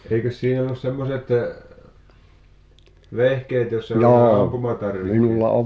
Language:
Finnish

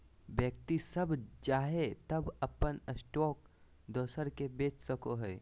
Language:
Magahi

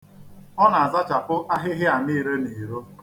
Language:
Igbo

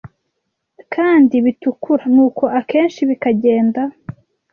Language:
Kinyarwanda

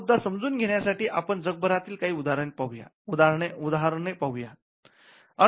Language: Marathi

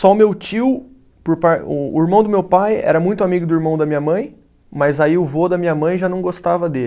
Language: Portuguese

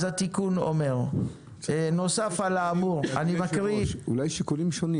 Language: Hebrew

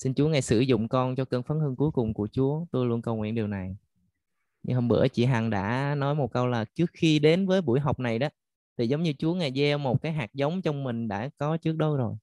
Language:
Vietnamese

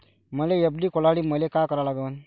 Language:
Marathi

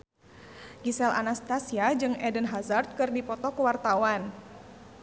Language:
Sundanese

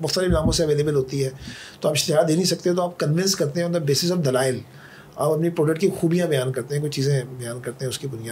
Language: Urdu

